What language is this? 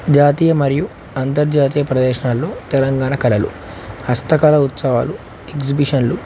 Telugu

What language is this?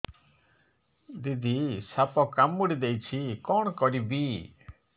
Odia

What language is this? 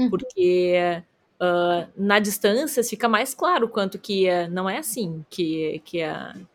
Portuguese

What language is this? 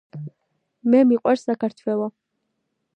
Georgian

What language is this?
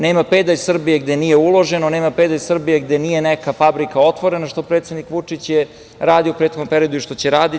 Serbian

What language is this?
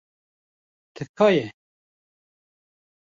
Kurdish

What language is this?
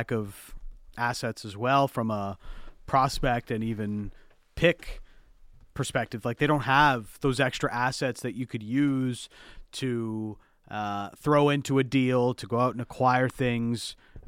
English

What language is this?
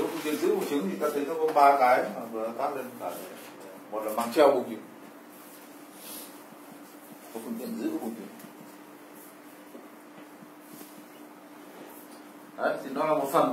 Vietnamese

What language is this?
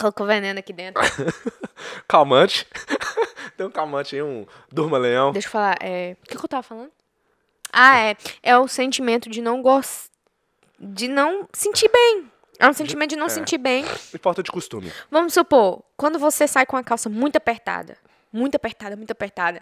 Portuguese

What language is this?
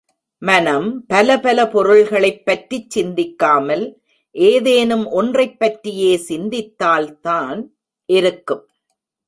Tamil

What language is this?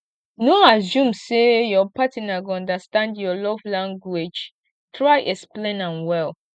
Nigerian Pidgin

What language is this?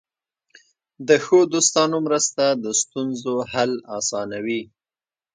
Pashto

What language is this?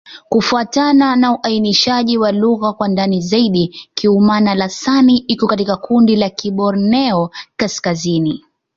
Swahili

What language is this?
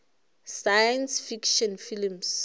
Northern Sotho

